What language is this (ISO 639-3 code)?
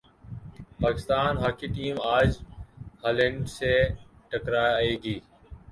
urd